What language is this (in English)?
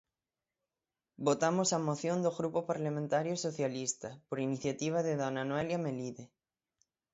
Galician